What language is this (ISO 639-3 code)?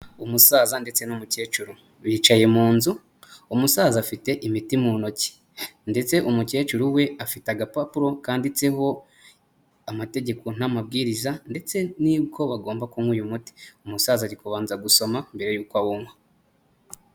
kin